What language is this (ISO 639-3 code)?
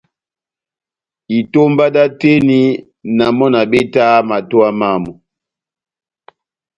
bnm